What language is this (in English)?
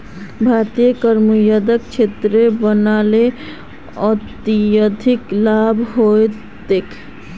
Magahi